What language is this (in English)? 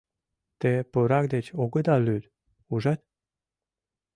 Mari